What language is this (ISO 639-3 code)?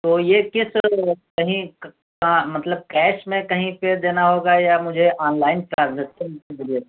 urd